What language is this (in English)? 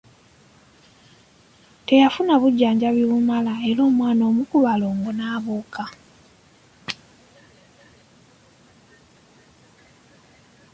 Ganda